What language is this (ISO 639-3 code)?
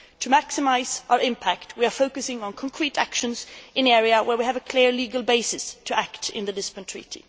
eng